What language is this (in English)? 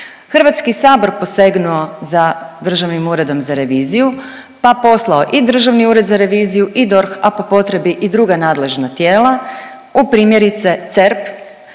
Croatian